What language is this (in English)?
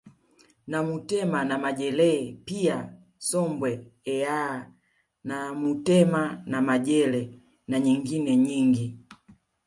Swahili